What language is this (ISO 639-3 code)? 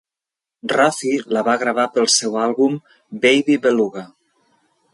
cat